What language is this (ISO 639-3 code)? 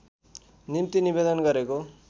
nep